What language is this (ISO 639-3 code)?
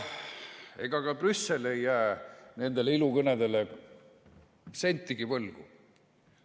est